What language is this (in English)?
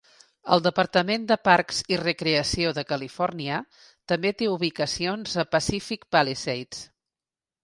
Catalan